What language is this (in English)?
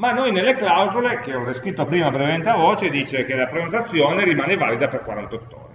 Italian